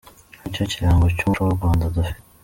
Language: Kinyarwanda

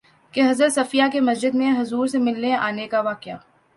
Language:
Urdu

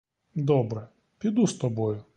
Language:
Ukrainian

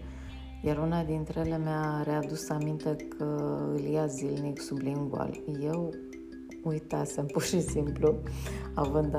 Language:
Romanian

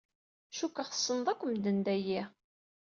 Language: Kabyle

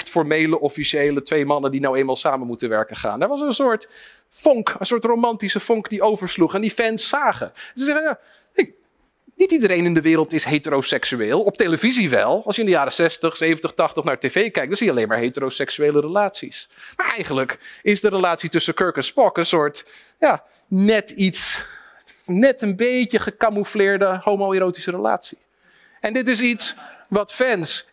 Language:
Dutch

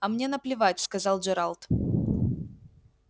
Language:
Russian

